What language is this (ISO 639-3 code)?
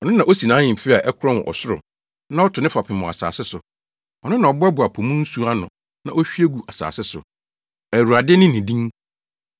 aka